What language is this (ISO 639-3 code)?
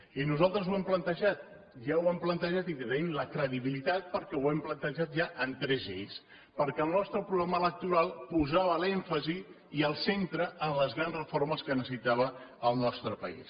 cat